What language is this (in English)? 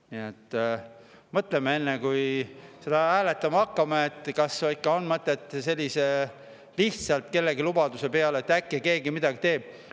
Estonian